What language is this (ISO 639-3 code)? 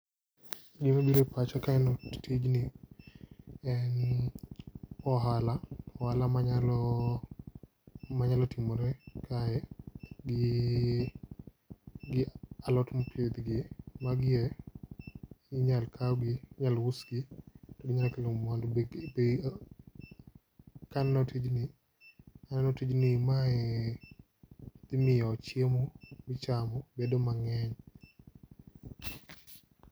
luo